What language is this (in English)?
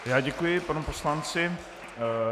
Czech